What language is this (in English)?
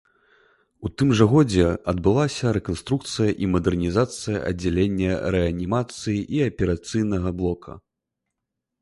Belarusian